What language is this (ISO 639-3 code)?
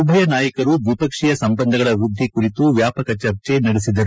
kan